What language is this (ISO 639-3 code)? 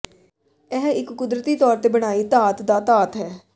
pan